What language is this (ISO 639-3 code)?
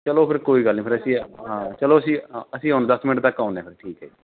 pan